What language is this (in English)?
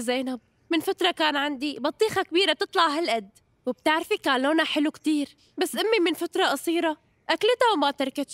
Arabic